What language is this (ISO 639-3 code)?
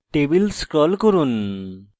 ben